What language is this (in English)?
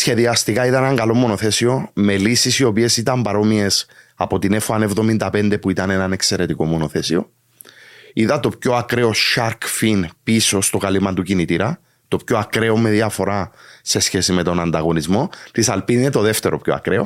Greek